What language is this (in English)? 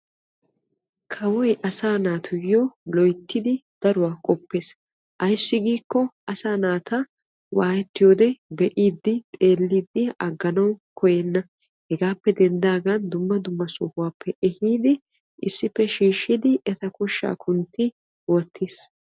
Wolaytta